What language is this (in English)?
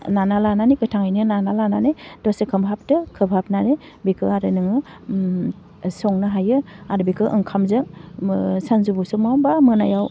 Bodo